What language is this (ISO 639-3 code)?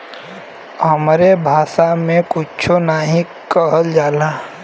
bho